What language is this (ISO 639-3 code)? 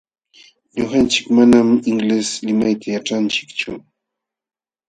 qxw